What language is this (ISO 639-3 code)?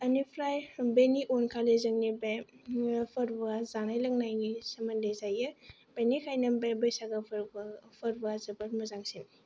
brx